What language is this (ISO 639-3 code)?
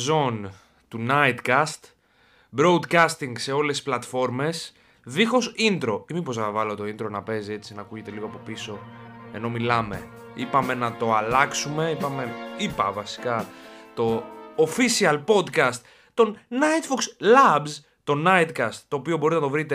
ell